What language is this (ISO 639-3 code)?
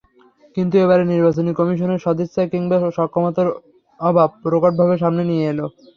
ben